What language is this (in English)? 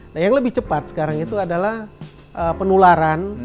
Indonesian